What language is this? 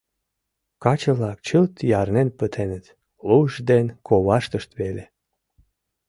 Mari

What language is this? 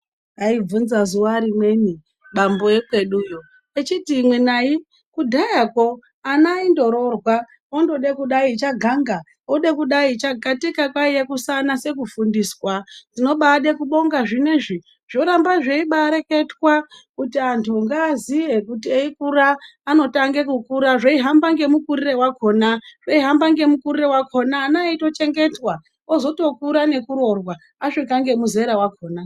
Ndau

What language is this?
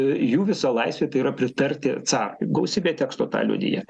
Lithuanian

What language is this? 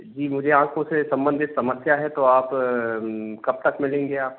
Hindi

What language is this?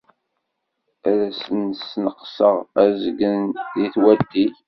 Kabyle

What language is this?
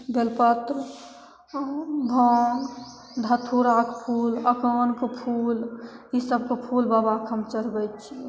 Maithili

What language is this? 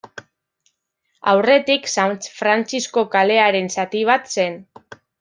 Basque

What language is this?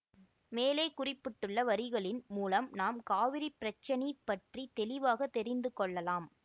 Tamil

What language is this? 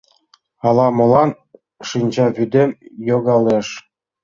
Mari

